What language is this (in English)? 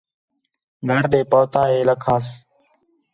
Khetrani